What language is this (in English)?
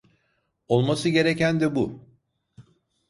Turkish